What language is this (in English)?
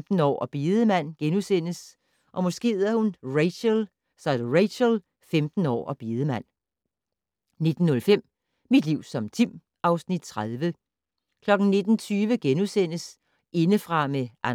Danish